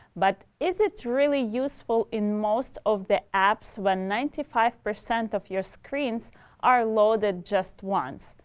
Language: English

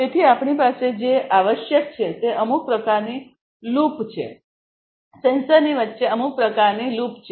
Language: Gujarati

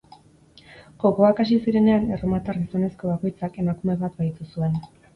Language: Basque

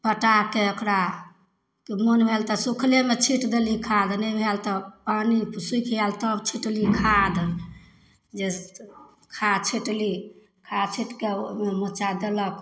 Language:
Maithili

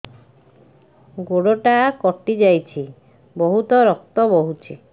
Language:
Odia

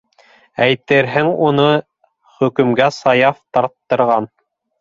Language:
Bashkir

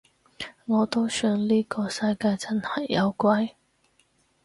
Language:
Cantonese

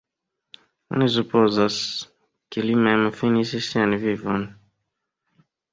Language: Esperanto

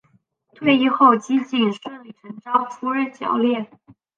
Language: Chinese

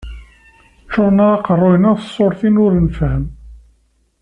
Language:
Kabyle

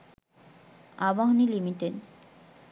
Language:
Bangla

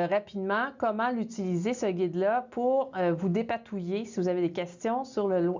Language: French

